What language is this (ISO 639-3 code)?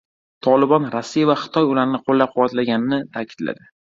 uzb